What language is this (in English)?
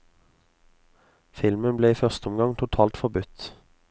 Norwegian